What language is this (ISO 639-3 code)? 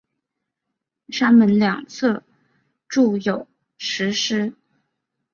zho